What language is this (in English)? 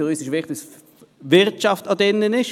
Swiss German